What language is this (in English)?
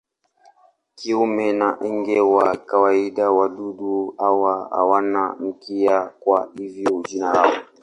Swahili